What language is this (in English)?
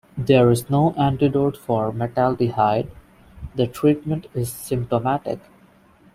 English